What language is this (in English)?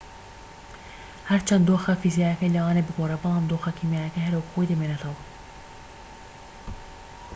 Central Kurdish